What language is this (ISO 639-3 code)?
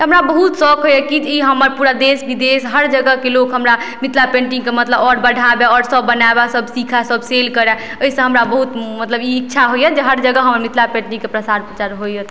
mai